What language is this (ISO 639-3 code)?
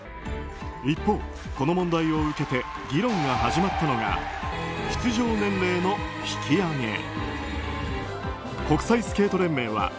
jpn